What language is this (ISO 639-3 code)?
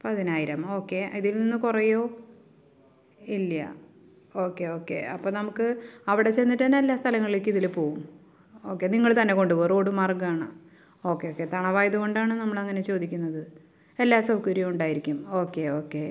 mal